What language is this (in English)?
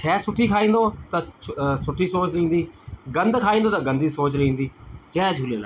Sindhi